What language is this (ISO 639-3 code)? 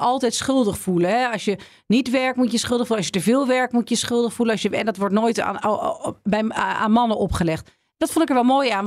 nld